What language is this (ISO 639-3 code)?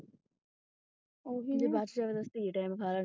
pan